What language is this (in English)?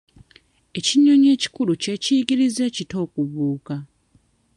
Ganda